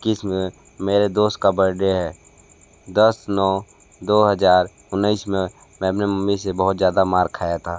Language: Hindi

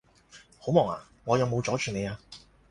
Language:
Cantonese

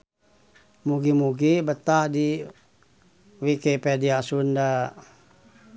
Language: Sundanese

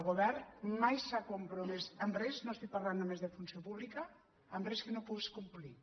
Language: Catalan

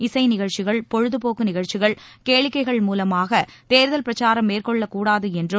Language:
Tamil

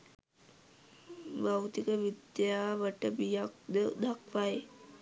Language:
Sinhala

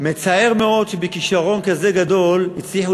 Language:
Hebrew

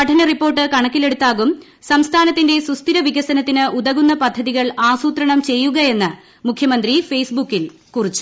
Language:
Malayalam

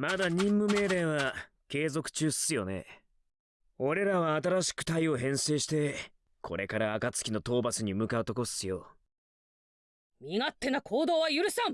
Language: Japanese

